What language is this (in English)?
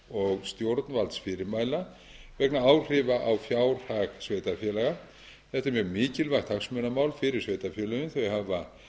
Icelandic